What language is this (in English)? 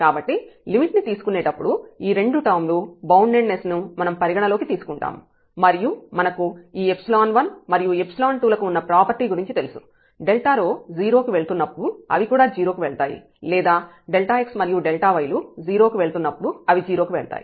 Telugu